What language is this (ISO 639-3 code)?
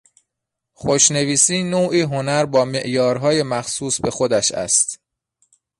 fas